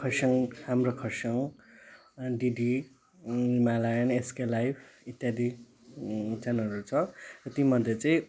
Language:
Nepali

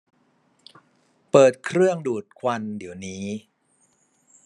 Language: Thai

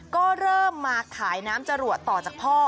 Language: Thai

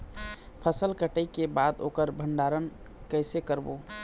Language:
Chhattisgarhi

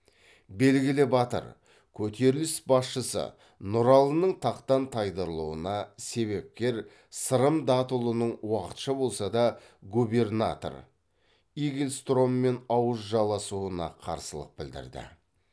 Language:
Kazakh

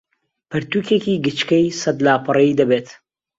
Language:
Central Kurdish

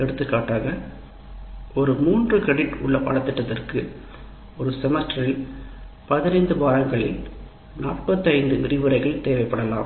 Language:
Tamil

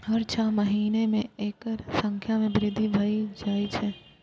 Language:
Maithili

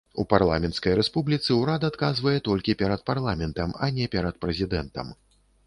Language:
Belarusian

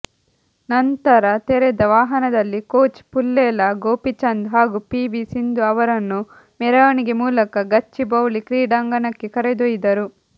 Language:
Kannada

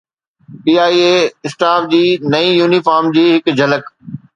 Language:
Sindhi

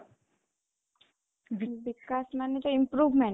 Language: Odia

